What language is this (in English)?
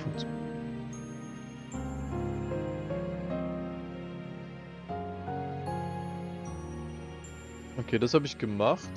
German